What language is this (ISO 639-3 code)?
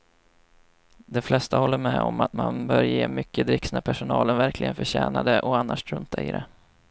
swe